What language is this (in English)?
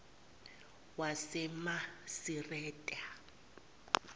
Zulu